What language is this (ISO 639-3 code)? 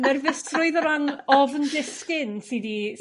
cym